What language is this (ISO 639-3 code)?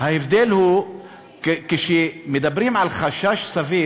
heb